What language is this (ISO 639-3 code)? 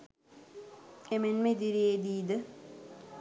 sin